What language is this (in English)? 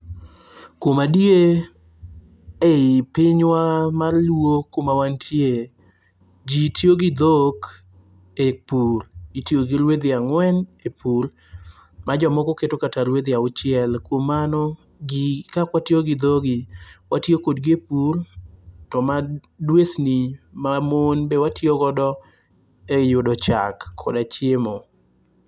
Luo (Kenya and Tanzania)